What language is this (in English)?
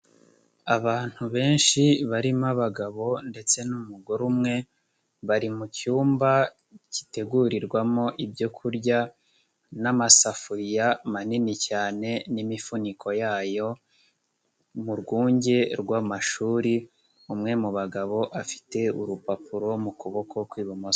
Kinyarwanda